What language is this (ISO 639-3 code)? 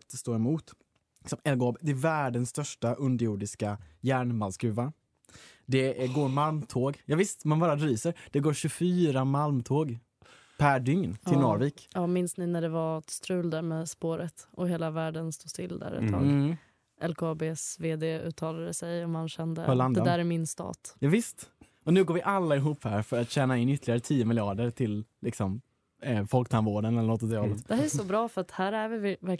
swe